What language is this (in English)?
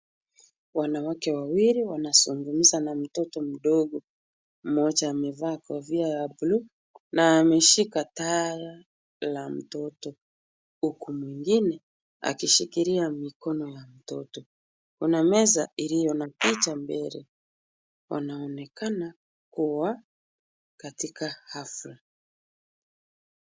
Swahili